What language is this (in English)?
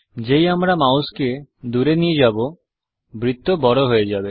Bangla